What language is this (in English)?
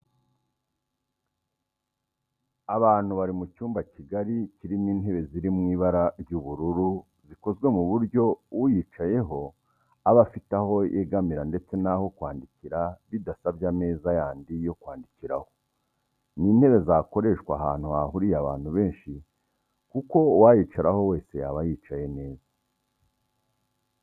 Kinyarwanda